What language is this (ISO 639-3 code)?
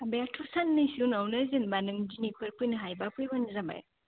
brx